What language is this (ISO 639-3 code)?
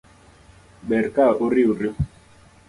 luo